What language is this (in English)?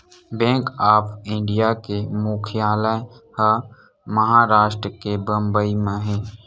Chhattisgarhi